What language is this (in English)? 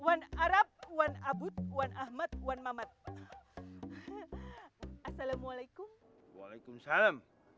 Indonesian